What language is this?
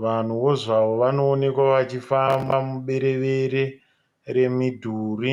Shona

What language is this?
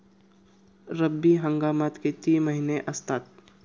Marathi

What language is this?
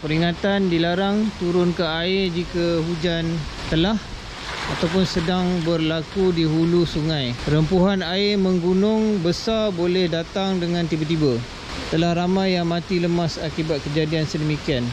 Malay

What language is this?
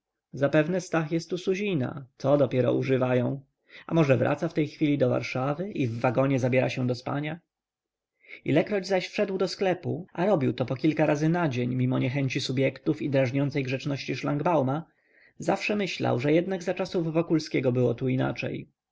Polish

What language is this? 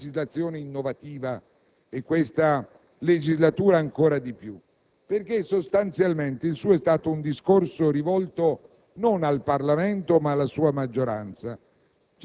Italian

